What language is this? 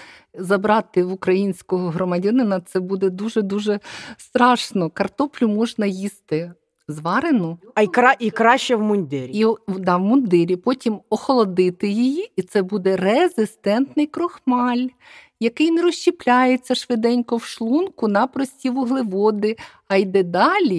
Ukrainian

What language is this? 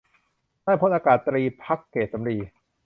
Thai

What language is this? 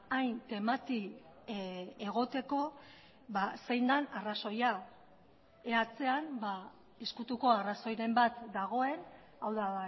Basque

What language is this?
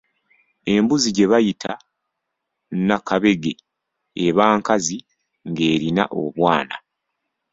Ganda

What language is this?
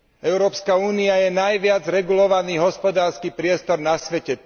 Slovak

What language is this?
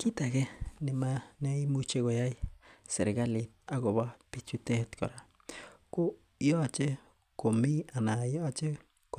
Kalenjin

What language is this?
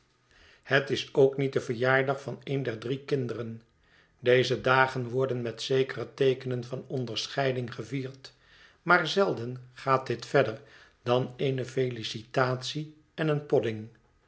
Dutch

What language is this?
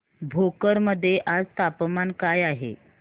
Marathi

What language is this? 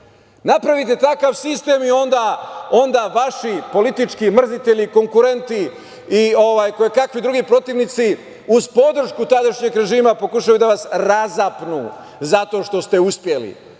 Serbian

